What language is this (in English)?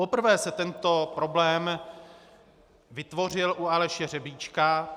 Czech